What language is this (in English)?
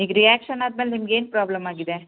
Kannada